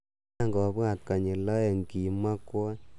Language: Kalenjin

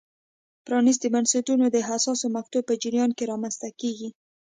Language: Pashto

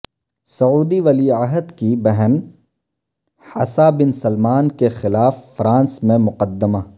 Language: Urdu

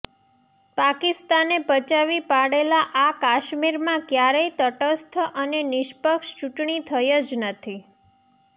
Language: Gujarati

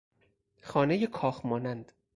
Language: Persian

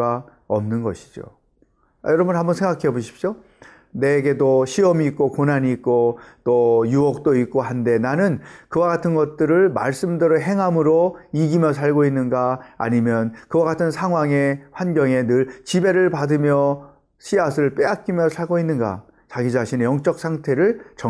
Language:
Korean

